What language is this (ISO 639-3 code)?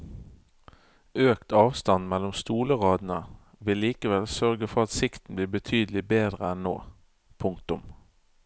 nor